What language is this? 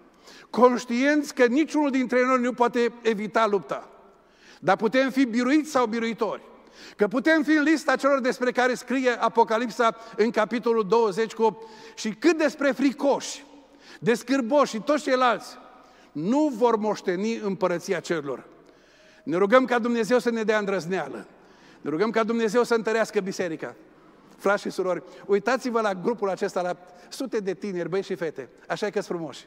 Romanian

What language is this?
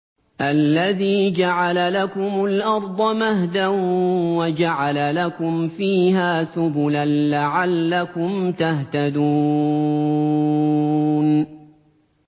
Arabic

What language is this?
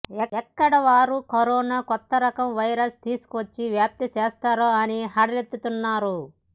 Telugu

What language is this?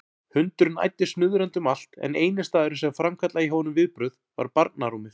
Icelandic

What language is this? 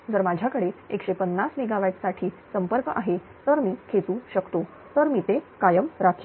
Marathi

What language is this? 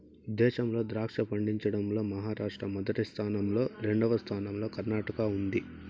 Telugu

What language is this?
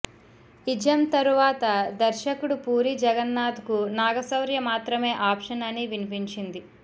Telugu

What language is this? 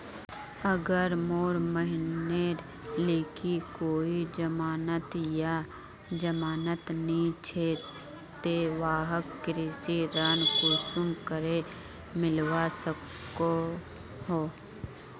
Magahi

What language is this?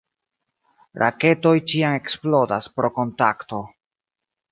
Esperanto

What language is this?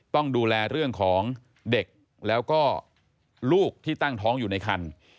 Thai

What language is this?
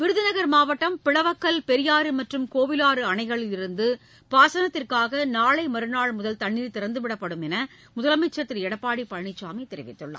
Tamil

